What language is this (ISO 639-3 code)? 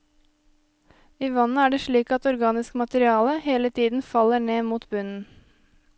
nor